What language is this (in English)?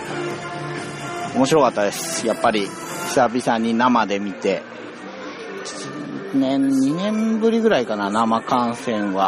Japanese